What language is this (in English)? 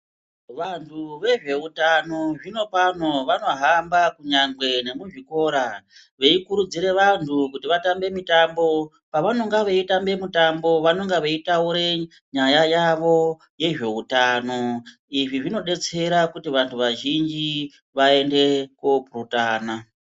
Ndau